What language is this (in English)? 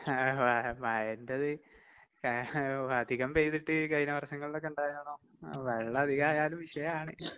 Malayalam